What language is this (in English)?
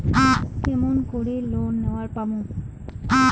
Bangla